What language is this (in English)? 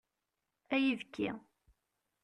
Kabyle